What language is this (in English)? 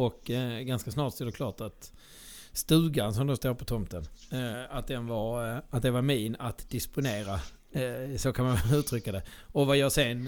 Swedish